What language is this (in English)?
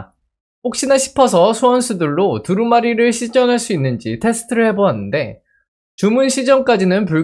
Korean